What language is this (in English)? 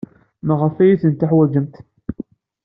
Kabyle